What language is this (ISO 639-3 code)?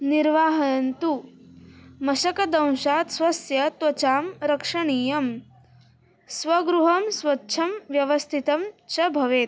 san